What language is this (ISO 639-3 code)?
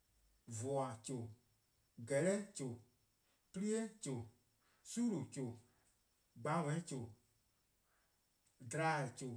kqo